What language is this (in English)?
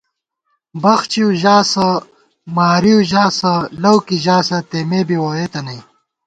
Gawar-Bati